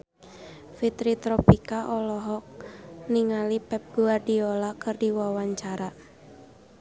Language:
Sundanese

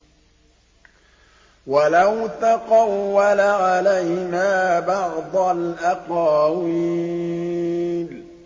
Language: Arabic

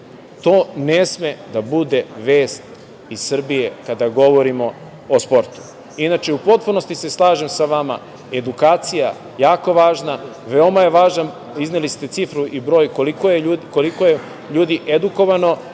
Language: Serbian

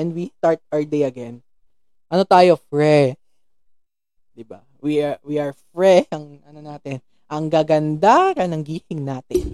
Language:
Filipino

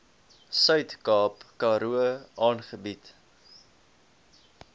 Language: Afrikaans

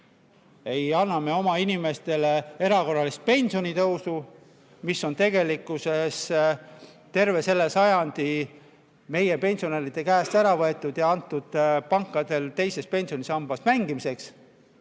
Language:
Estonian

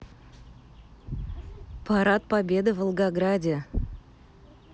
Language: Russian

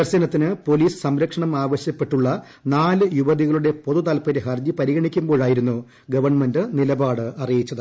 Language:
Malayalam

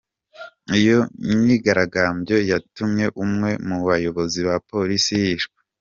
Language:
Kinyarwanda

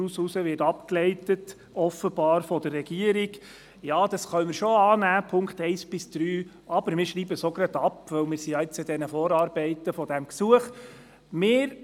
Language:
Swiss German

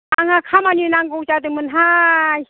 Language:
Bodo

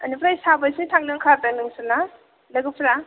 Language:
Bodo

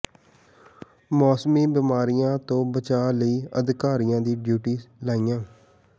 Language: Punjabi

